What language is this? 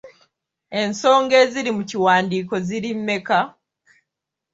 Ganda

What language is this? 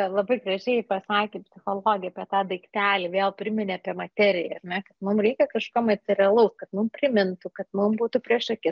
Lithuanian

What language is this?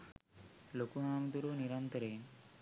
Sinhala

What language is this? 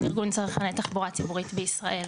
Hebrew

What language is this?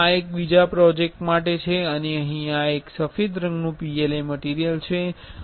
Gujarati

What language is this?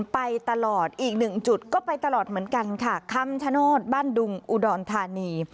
Thai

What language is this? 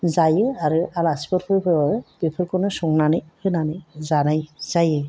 Bodo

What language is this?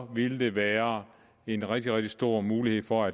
Danish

